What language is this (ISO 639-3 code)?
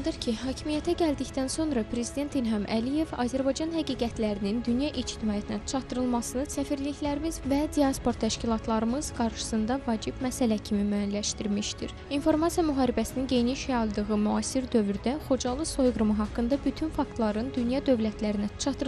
tur